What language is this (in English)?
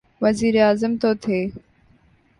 Urdu